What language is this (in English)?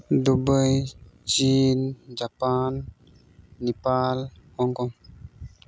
Santali